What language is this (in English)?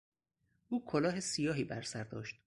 Persian